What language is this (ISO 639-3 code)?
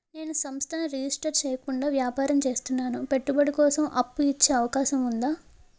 tel